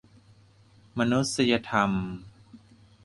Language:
Thai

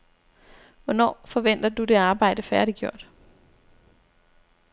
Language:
Danish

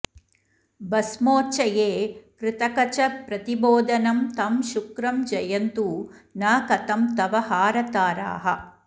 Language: Sanskrit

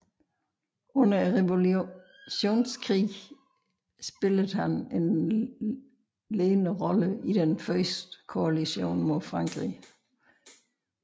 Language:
Danish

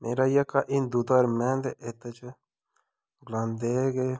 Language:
Dogri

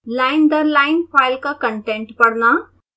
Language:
Hindi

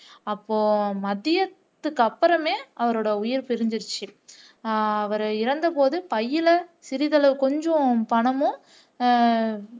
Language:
Tamil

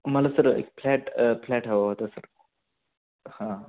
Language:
Marathi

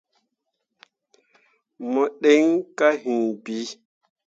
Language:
Mundang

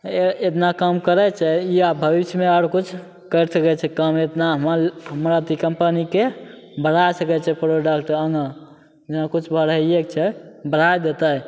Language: Maithili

